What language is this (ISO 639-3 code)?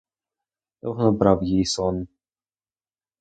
ukr